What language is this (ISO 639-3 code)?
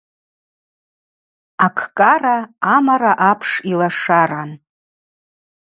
abq